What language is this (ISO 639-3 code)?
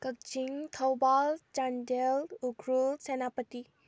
mni